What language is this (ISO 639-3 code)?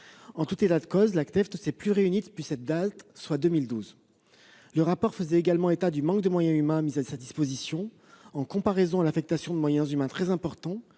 fra